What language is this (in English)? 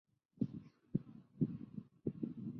Chinese